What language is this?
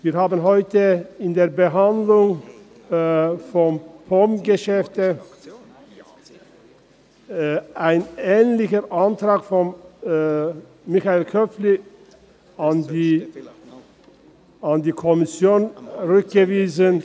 Swiss German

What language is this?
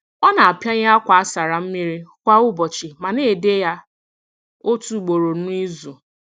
Igbo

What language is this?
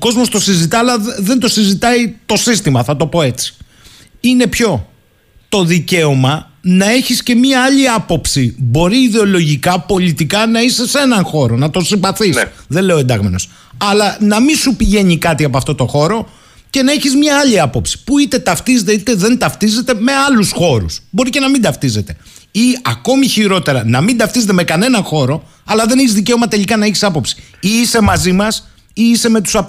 Greek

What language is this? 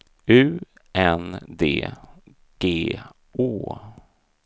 Swedish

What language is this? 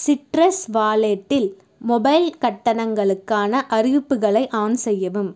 Tamil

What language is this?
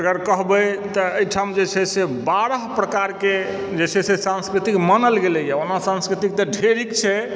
Maithili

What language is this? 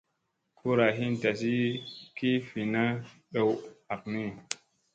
Musey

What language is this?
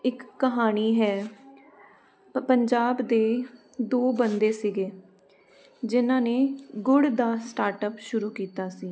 Punjabi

